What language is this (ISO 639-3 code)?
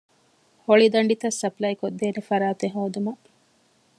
div